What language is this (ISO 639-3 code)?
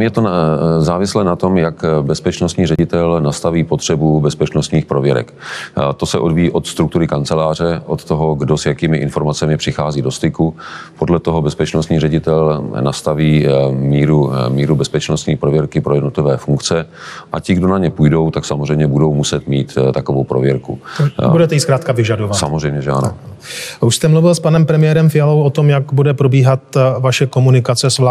ces